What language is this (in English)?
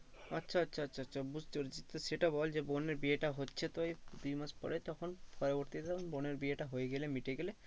Bangla